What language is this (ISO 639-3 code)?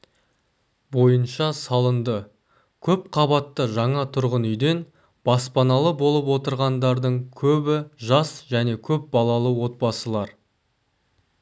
kaz